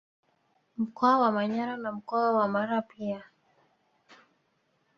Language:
Swahili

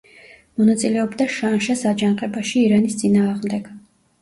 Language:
Georgian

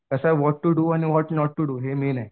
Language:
Marathi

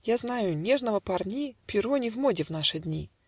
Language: Russian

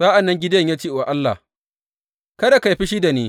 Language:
Hausa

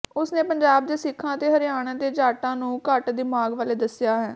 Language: Punjabi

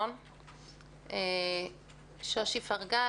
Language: Hebrew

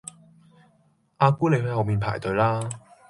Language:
Cantonese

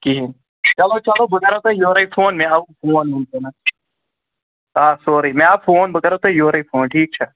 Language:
Kashmiri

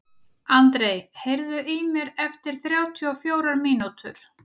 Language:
Icelandic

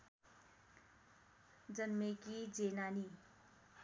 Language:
Nepali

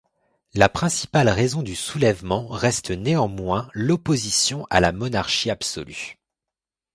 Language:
French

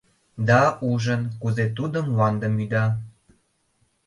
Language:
Mari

